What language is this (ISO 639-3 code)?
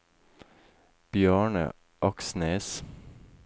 nor